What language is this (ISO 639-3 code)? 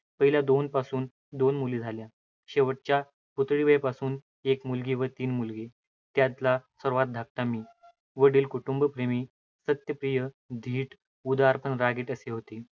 mar